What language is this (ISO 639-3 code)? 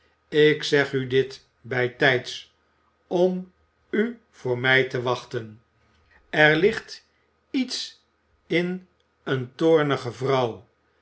nld